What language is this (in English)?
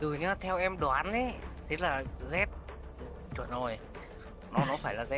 Vietnamese